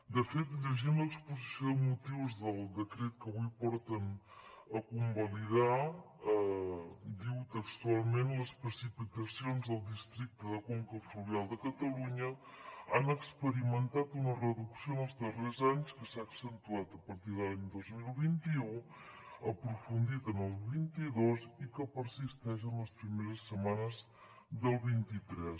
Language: Catalan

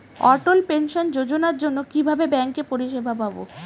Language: Bangla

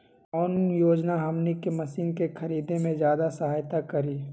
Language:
Magahi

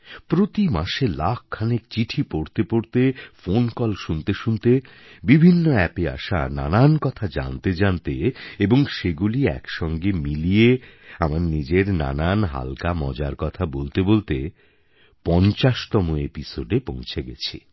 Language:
Bangla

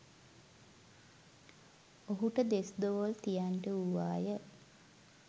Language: Sinhala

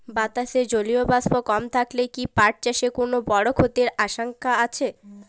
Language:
Bangla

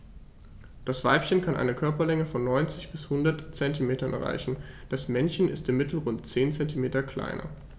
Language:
German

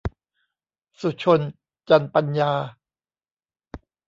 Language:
Thai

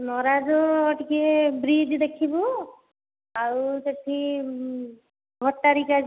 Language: Odia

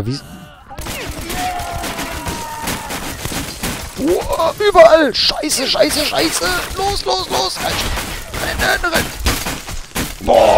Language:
German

